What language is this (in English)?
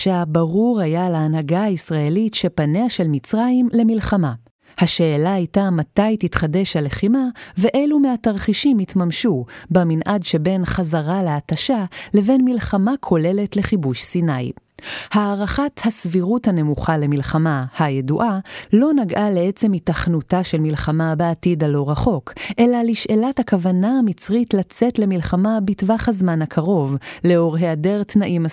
Hebrew